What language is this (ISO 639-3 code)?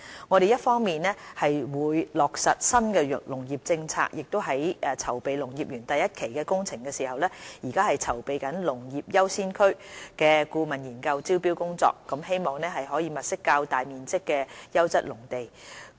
yue